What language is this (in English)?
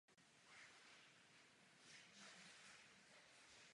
Czech